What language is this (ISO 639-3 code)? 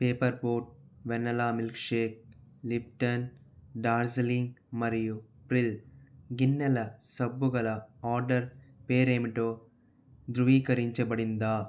tel